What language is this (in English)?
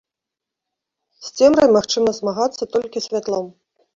Belarusian